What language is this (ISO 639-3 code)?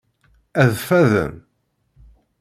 kab